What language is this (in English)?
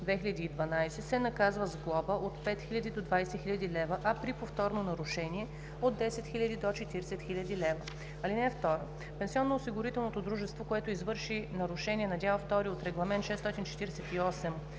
Bulgarian